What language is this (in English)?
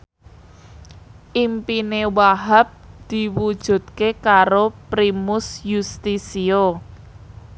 Javanese